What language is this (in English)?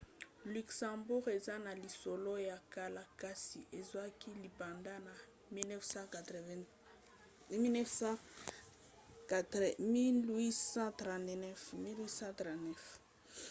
Lingala